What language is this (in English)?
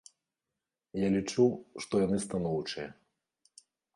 Belarusian